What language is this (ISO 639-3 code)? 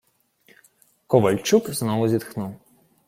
ukr